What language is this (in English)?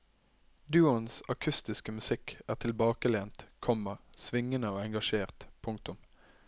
Norwegian